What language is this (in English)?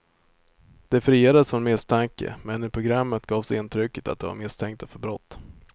Swedish